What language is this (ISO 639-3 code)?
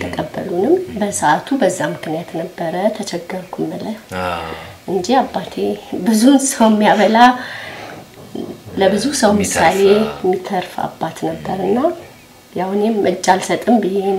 ara